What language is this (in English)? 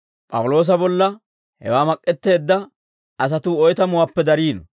Dawro